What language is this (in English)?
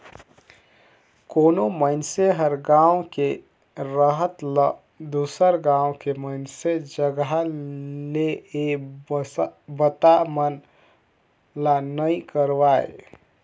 Chhattisgarhi